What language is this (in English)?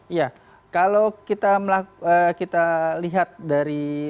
Indonesian